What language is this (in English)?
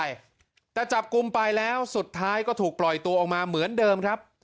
Thai